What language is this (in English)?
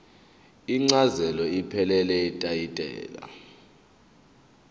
Zulu